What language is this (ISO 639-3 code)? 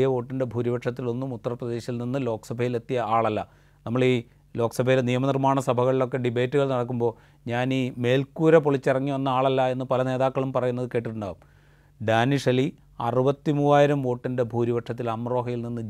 mal